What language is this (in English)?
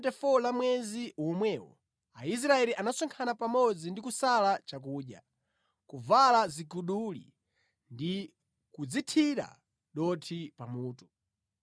Nyanja